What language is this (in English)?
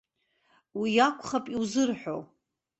Abkhazian